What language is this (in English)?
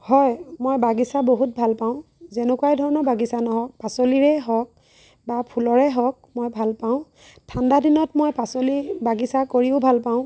Assamese